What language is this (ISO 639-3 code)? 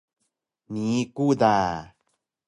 trv